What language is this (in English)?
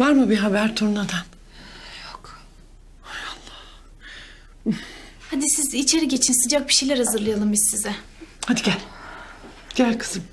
Turkish